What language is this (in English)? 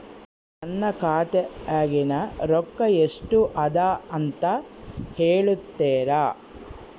Kannada